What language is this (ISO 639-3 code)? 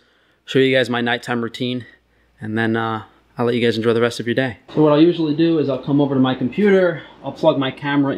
eng